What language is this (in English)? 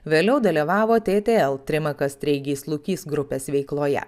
Lithuanian